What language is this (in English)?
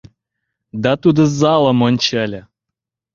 Mari